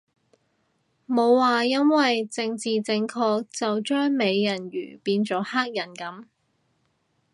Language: Cantonese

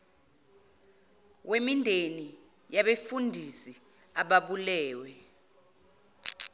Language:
Zulu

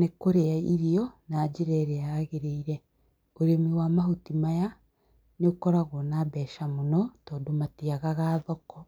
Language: Kikuyu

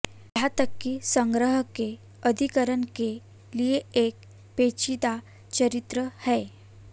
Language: Hindi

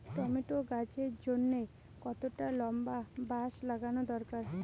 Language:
Bangla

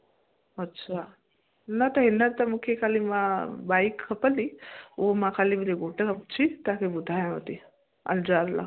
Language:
Sindhi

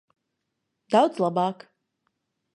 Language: Latvian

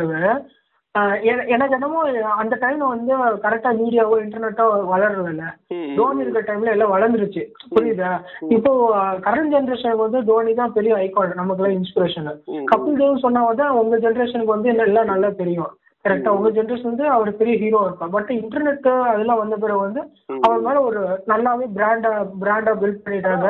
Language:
Tamil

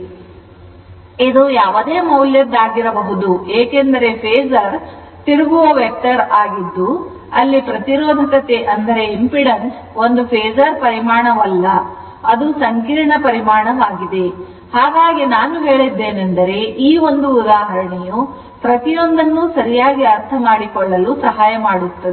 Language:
Kannada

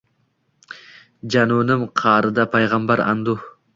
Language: Uzbek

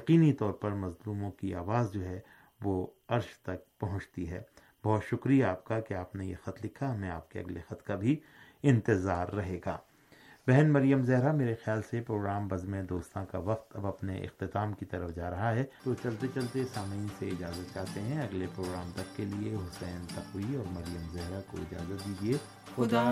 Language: Urdu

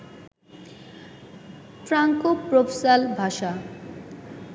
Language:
Bangla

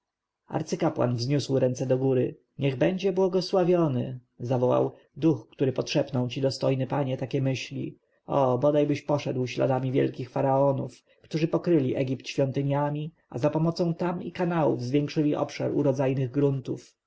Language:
Polish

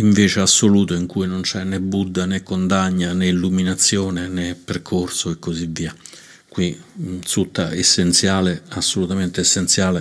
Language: Italian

